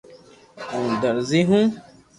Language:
Loarki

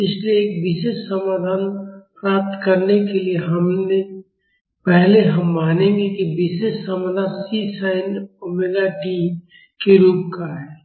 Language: Hindi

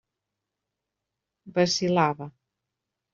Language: Catalan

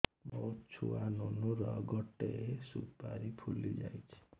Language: Odia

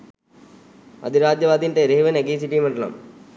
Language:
Sinhala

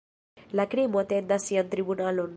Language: Esperanto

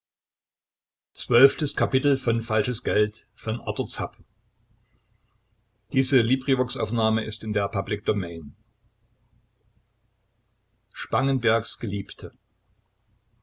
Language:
German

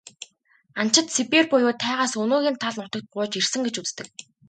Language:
Mongolian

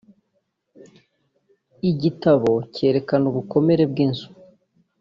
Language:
Kinyarwanda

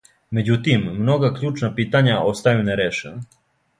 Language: Serbian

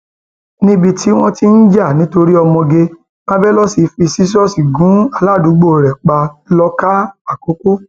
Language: Yoruba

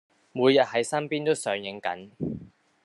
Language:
Cantonese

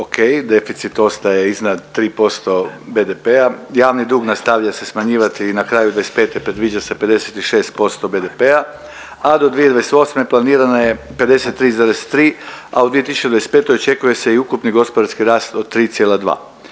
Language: Croatian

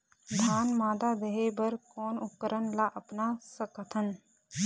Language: Chhattisgarhi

